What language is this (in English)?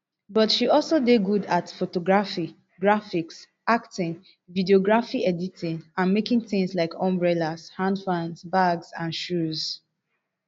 Nigerian Pidgin